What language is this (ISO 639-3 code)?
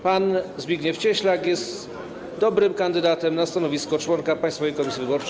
pol